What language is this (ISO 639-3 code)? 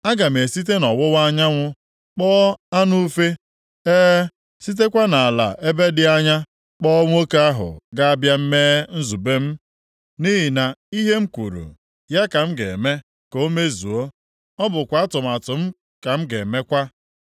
ibo